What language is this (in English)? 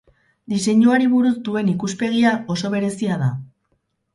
Basque